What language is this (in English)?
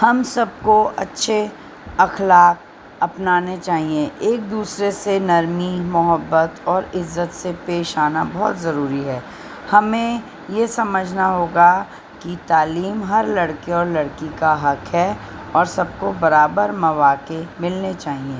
Urdu